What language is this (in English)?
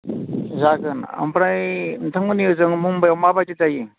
Bodo